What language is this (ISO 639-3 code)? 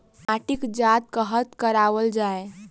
mai